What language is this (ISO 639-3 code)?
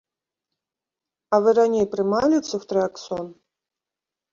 bel